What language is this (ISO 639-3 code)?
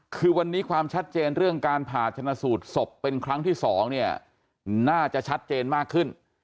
tha